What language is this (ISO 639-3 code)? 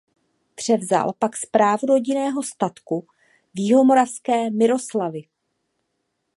ces